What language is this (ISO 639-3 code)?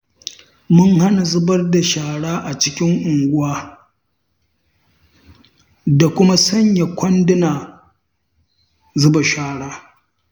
hau